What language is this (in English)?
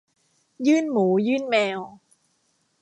Thai